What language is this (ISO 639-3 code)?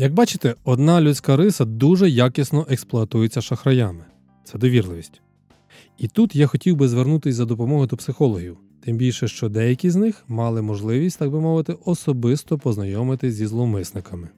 ukr